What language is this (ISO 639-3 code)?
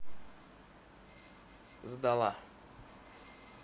rus